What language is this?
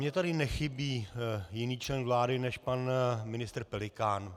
Czech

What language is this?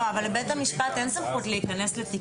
Hebrew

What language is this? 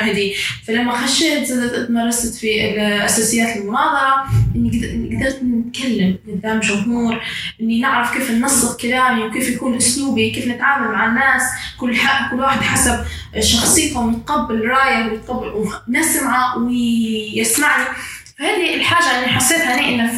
Arabic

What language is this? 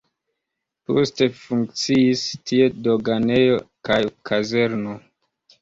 Esperanto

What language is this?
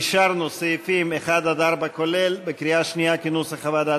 Hebrew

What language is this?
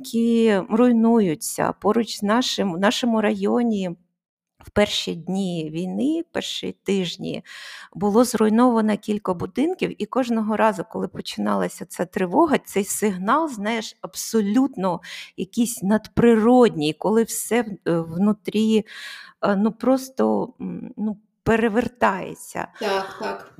Ukrainian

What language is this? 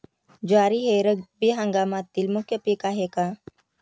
Marathi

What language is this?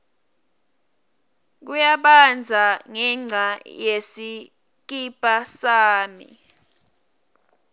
Swati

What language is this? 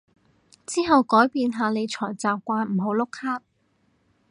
Cantonese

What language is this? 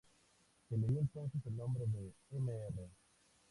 Spanish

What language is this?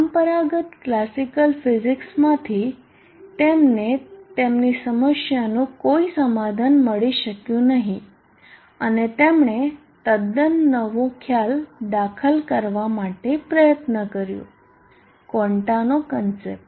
Gujarati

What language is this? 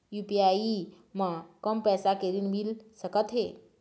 Chhattisgarhi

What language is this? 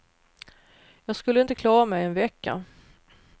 Swedish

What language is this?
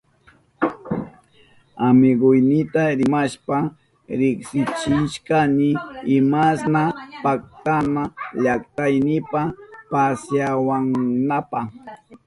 Southern Pastaza Quechua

